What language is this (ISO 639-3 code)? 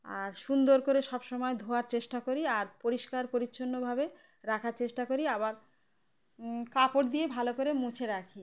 ben